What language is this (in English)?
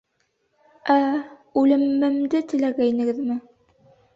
Bashkir